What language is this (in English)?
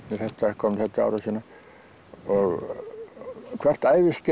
Icelandic